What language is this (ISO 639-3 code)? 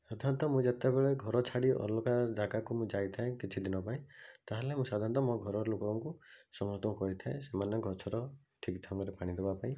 ori